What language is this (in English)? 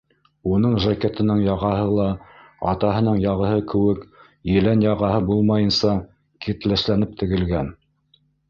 Bashkir